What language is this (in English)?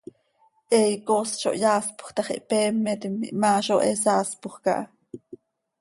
Seri